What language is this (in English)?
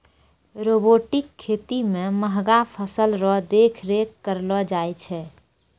Maithili